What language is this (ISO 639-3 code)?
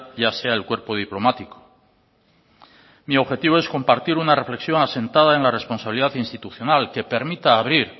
spa